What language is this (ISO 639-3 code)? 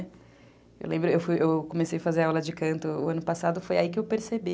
por